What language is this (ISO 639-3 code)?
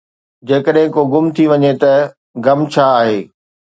snd